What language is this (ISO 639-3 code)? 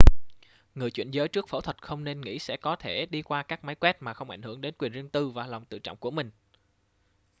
vie